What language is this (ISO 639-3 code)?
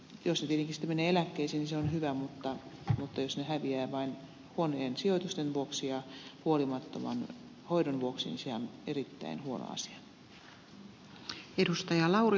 fin